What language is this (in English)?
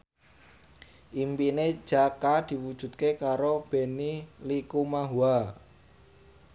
Javanese